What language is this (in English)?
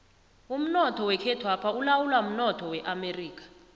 South Ndebele